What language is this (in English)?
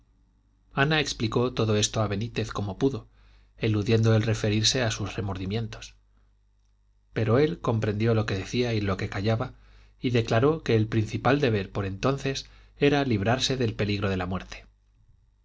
Spanish